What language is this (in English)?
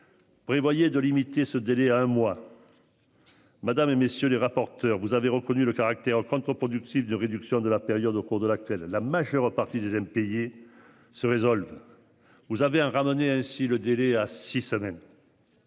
French